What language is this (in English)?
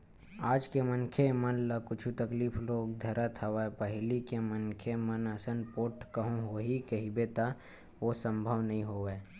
Chhattisgarhi